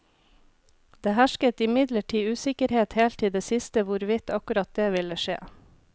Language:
Norwegian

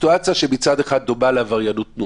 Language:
Hebrew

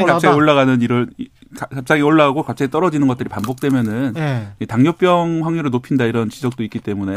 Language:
Korean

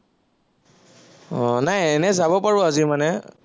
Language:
Assamese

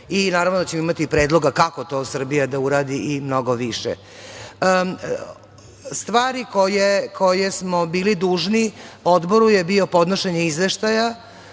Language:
Serbian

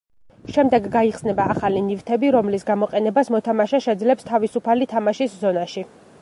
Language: Georgian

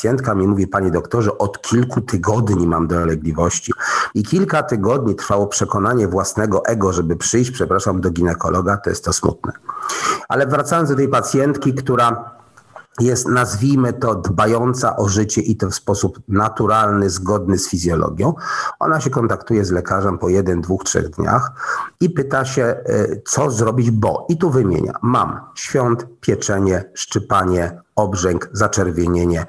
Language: Polish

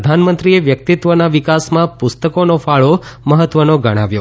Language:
Gujarati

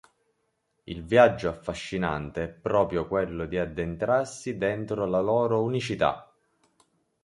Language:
Italian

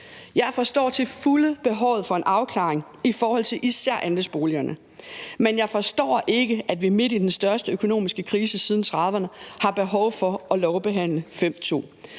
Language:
Danish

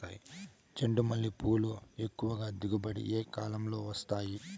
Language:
Telugu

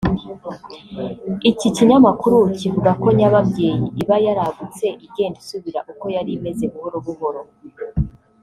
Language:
Kinyarwanda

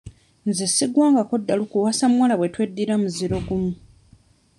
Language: Ganda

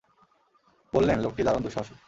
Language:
Bangla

